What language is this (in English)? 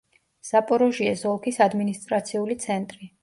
Georgian